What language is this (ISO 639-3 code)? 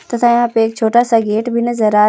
hin